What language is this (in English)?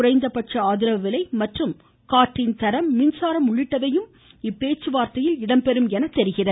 Tamil